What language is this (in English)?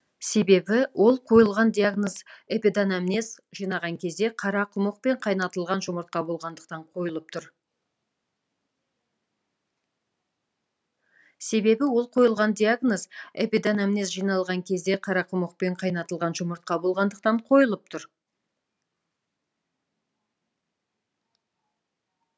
Kazakh